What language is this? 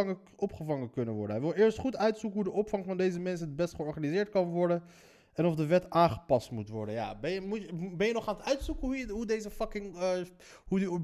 Dutch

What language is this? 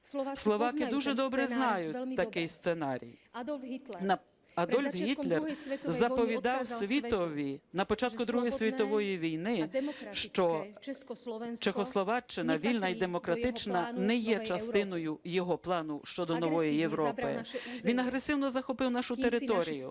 Ukrainian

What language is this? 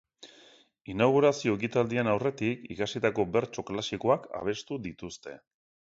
Basque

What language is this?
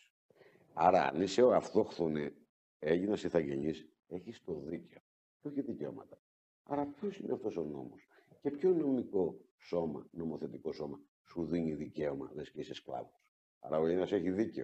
Greek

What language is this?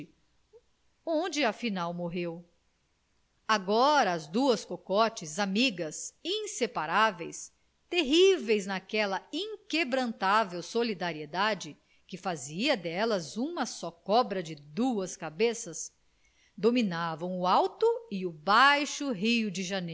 Portuguese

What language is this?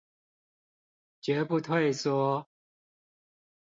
Chinese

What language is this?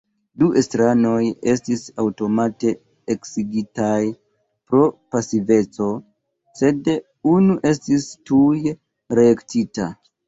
Esperanto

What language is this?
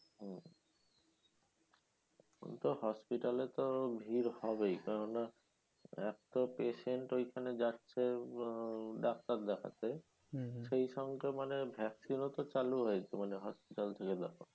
Bangla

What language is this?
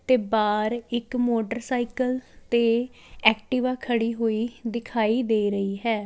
Punjabi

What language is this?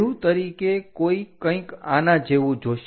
Gujarati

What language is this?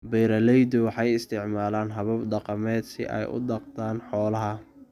Somali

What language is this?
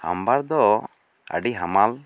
Santali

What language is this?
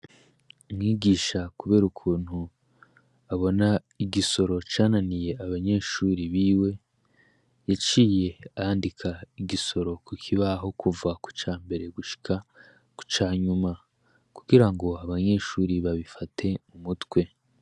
Rundi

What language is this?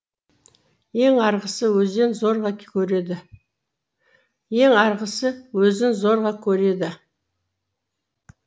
Kazakh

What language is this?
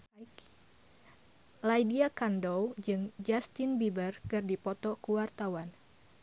Sundanese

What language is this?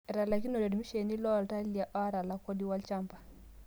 Masai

